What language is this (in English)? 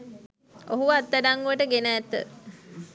Sinhala